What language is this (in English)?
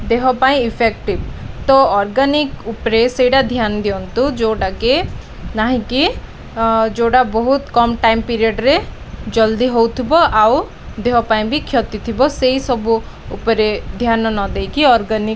Odia